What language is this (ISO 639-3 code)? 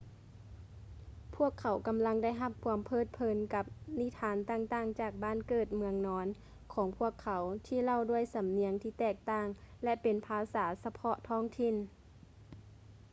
lao